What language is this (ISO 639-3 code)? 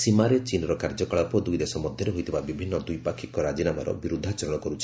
ori